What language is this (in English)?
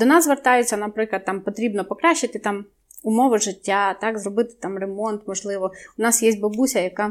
Ukrainian